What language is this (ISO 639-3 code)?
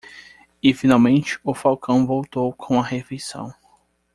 por